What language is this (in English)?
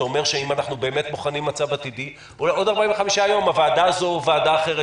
Hebrew